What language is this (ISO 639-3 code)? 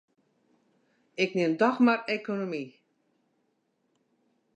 fry